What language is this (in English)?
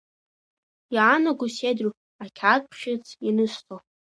Abkhazian